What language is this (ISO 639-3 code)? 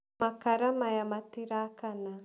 kik